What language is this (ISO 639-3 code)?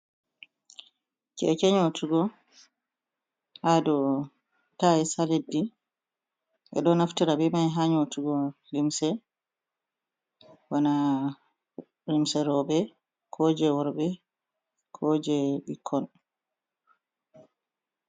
ful